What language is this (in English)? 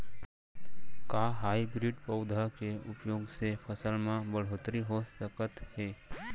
Chhattisgarhi